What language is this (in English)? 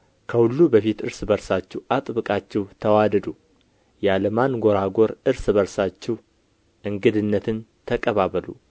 Amharic